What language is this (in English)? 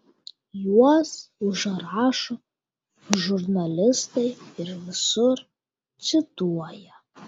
Lithuanian